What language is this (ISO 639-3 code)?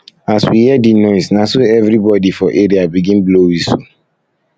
pcm